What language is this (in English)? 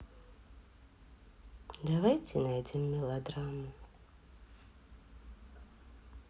Russian